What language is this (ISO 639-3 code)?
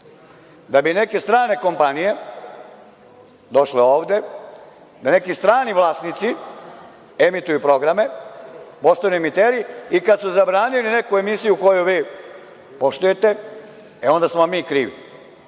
srp